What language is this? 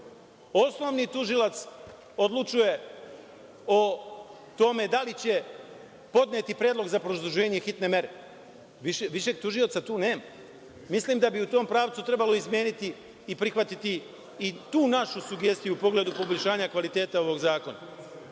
Serbian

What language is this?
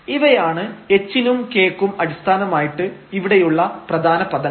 Malayalam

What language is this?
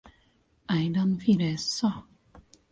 Finnish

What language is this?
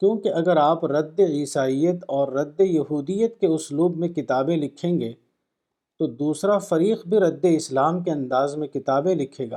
Urdu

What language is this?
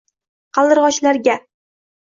Uzbek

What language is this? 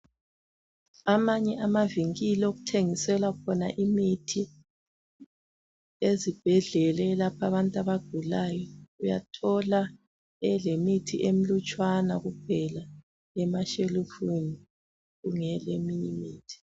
North Ndebele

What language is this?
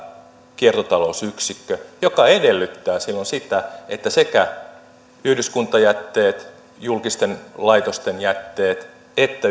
Finnish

